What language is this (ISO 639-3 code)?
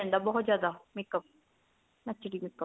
pan